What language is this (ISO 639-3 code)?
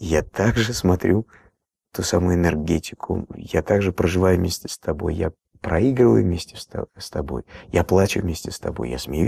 rus